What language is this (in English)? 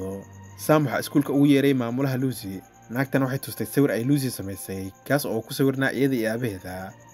Arabic